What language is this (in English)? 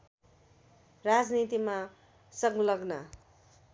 Nepali